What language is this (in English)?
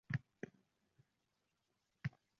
Uzbek